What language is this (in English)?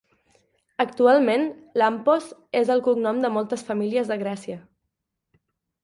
Catalan